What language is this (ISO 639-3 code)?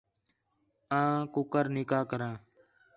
xhe